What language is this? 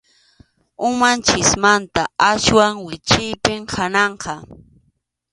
Arequipa-La Unión Quechua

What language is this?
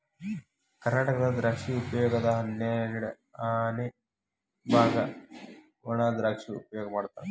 Kannada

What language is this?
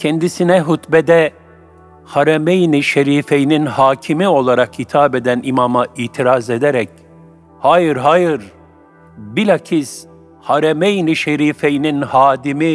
Turkish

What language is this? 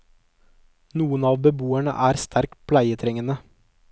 Norwegian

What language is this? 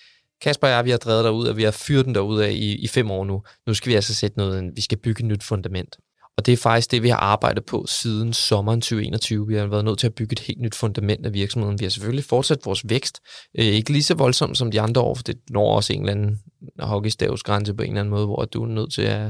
Danish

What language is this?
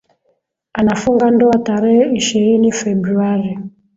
Swahili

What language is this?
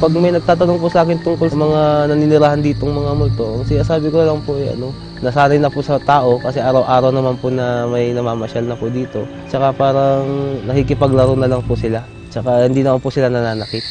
Filipino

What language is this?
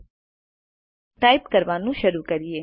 Gujarati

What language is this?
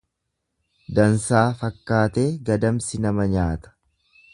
Oromo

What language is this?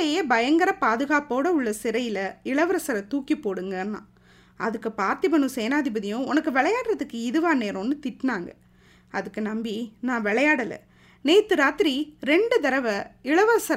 Tamil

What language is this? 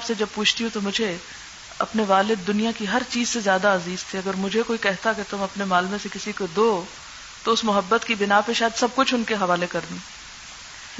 Urdu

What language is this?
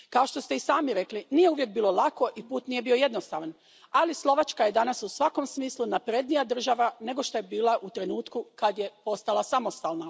Croatian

